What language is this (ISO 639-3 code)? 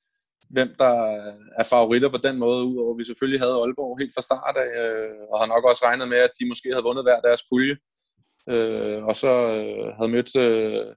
dan